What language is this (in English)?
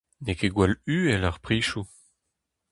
Breton